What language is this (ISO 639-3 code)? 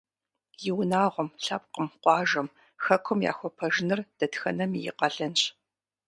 kbd